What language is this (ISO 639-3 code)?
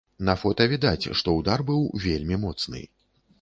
bel